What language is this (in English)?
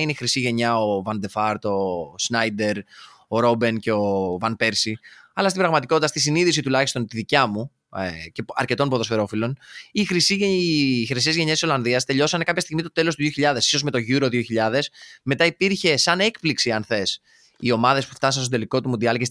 Greek